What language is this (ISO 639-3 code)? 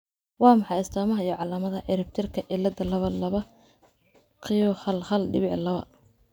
som